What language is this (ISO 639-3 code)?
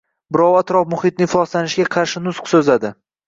uzb